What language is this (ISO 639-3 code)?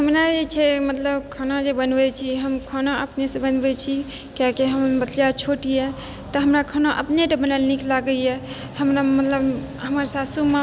mai